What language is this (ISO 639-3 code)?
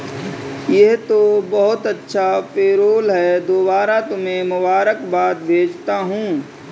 hin